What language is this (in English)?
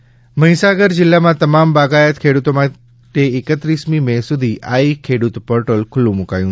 Gujarati